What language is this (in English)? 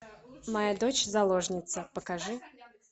Russian